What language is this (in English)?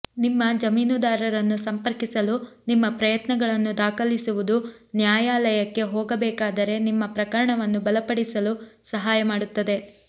Kannada